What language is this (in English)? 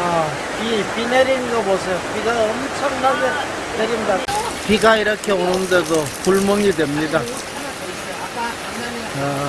Korean